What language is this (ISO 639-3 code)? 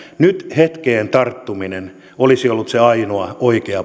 fin